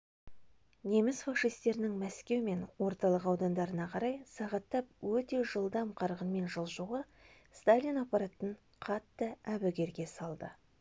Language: Kazakh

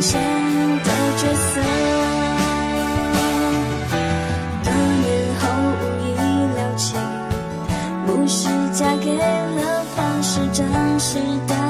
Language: Chinese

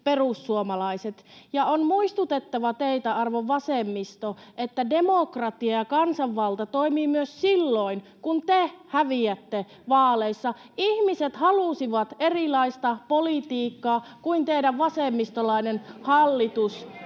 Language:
Finnish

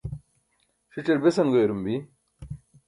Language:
Burushaski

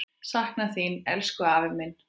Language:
Icelandic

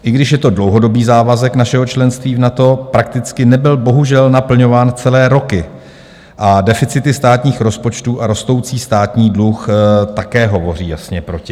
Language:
Czech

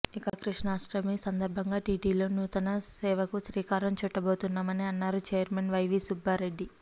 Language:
Telugu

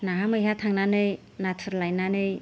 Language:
Bodo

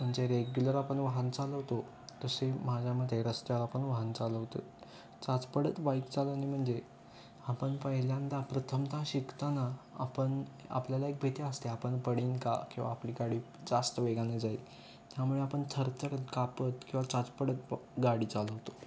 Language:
Marathi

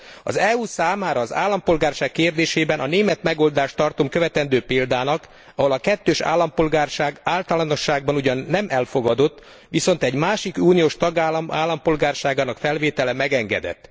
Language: Hungarian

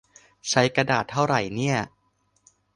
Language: Thai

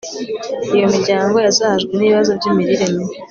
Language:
Kinyarwanda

